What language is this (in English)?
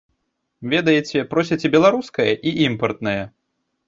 Belarusian